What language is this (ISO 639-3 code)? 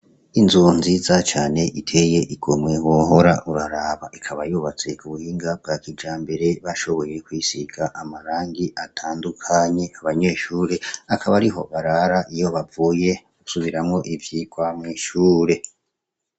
run